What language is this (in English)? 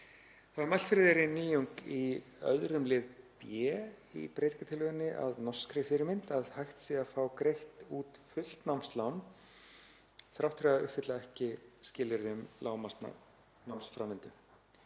Icelandic